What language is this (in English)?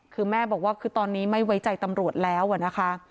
Thai